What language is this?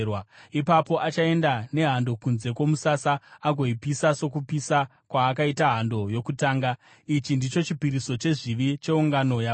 Shona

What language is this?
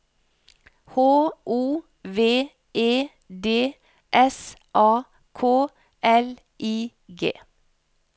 Norwegian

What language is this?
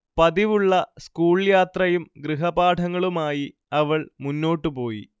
Malayalam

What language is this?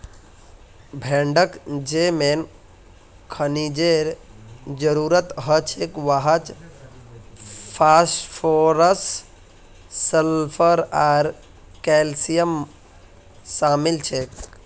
Magahi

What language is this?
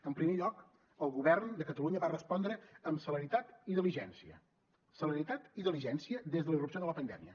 Catalan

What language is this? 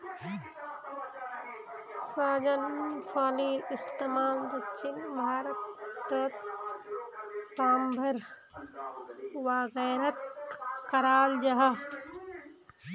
Magahi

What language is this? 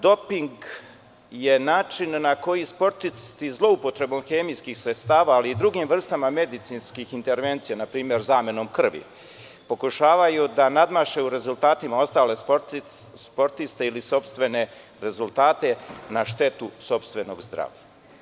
Serbian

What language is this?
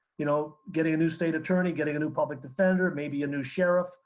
English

